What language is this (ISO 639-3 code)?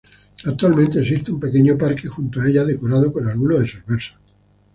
spa